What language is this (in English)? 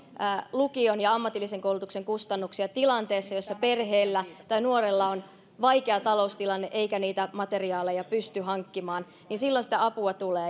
Finnish